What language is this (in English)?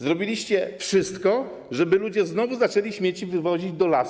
Polish